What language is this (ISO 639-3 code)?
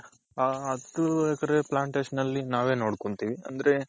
kan